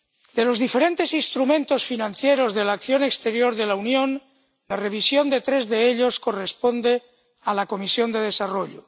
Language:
Spanish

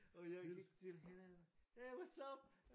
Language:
Danish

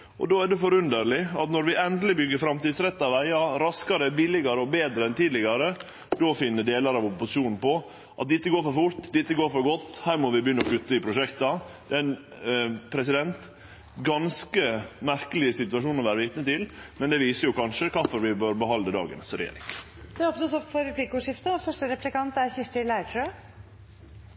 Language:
Norwegian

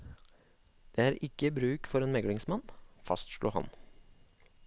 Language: Norwegian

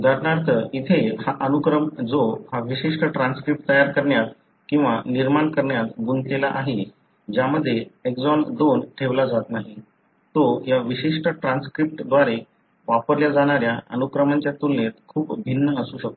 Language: Marathi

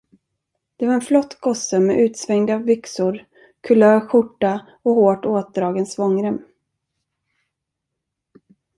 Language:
Swedish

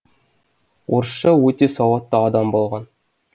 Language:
Kazakh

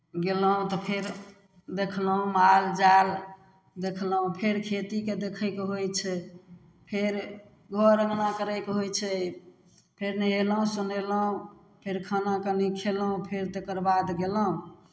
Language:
Maithili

